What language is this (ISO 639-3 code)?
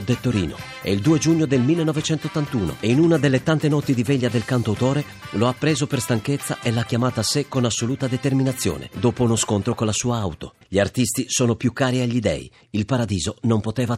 ita